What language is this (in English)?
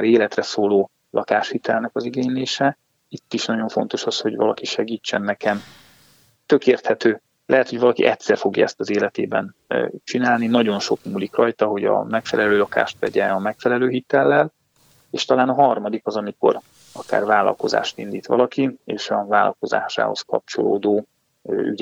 Hungarian